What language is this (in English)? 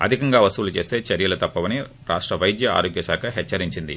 Telugu